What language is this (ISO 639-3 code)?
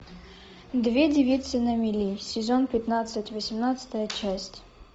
rus